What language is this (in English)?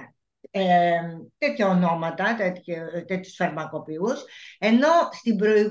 Greek